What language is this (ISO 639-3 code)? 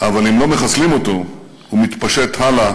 heb